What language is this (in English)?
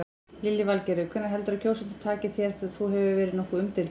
Icelandic